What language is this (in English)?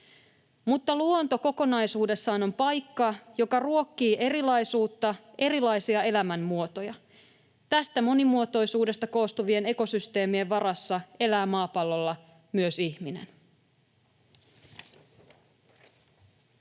Finnish